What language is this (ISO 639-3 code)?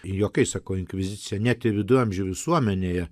lit